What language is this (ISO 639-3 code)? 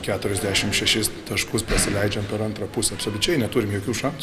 lit